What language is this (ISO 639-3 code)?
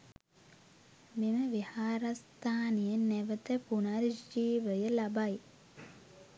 sin